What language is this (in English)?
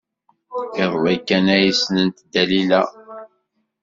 Kabyle